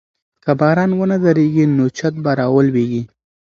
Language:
Pashto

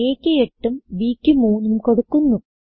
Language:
Malayalam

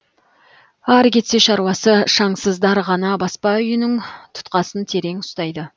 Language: Kazakh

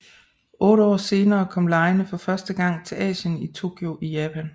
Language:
Danish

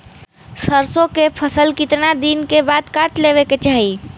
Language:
Bhojpuri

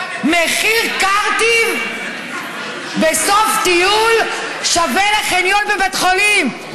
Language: Hebrew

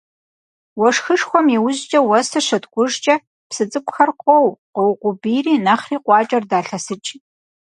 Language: Kabardian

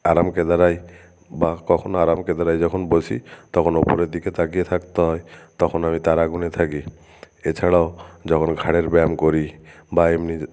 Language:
Bangla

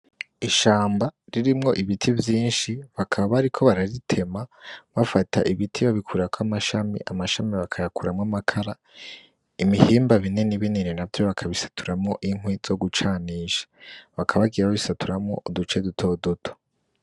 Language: Rundi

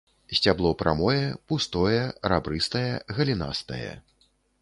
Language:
Belarusian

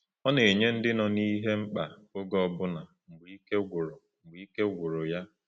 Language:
Igbo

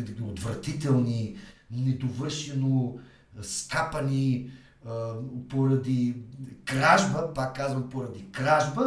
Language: Bulgarian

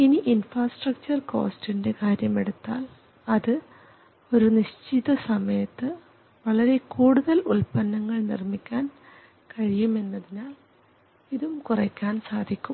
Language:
Malayalam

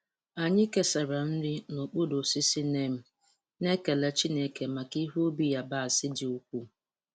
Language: Igbo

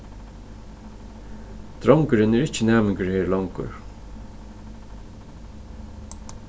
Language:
Faroese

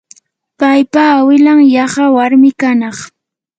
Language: Yanahuanca Pasco Quechua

